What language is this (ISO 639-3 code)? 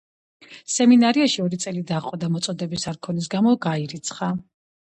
kat